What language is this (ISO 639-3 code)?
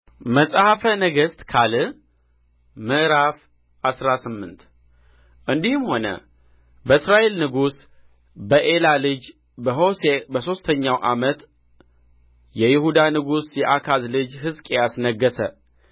amh